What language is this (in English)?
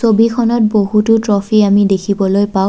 Assamese